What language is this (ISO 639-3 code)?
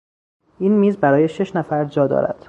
fas